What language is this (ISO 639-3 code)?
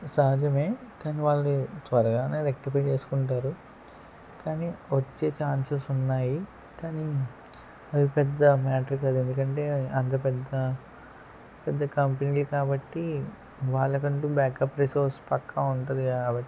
tel